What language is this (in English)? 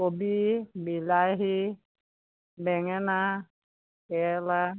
Assamese